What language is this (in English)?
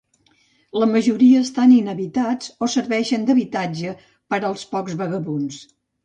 Catalan